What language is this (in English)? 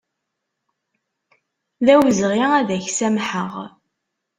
Kabyle